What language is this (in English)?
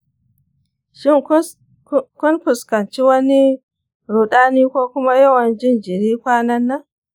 Hausa